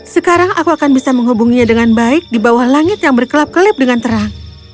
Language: Indonesian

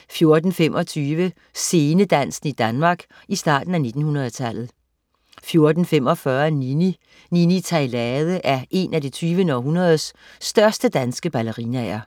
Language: Danish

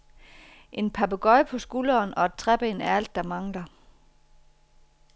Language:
Danish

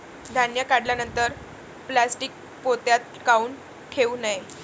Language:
Marathi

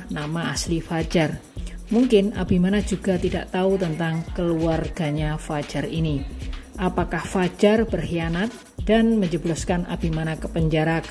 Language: Indonesian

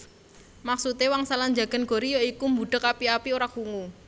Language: Javanese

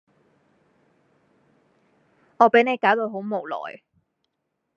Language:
Cantonese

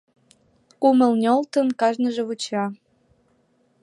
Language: Mari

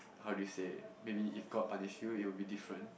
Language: English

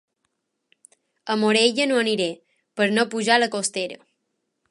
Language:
Catalan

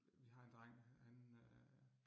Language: Danish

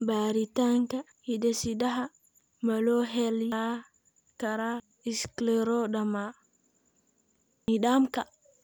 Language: Somali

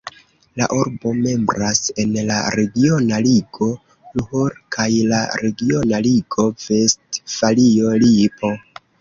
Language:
Esperanto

